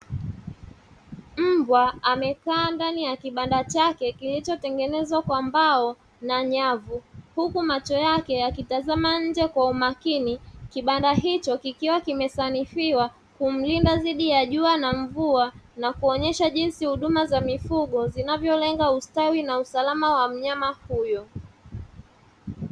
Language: Swahili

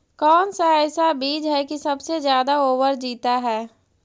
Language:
Magahi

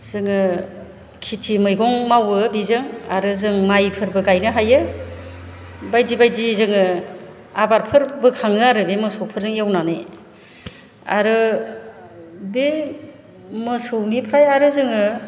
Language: Bodo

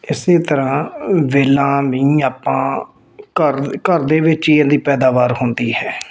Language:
Punjabi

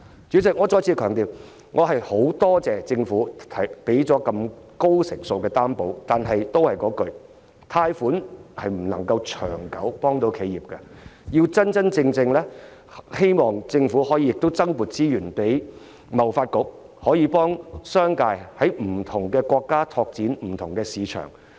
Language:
Cantonese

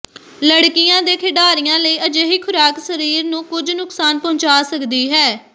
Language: Punjabi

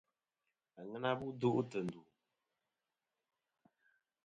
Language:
Kom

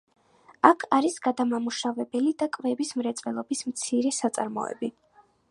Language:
Georgian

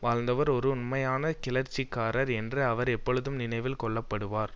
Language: Tamil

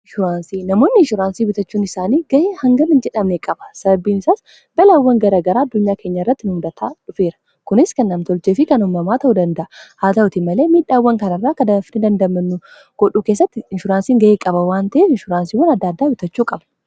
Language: Oromo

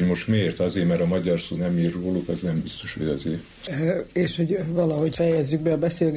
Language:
Hungarian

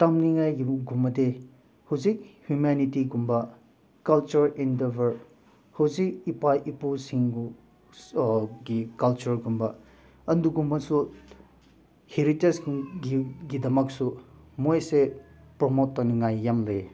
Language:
Manipuri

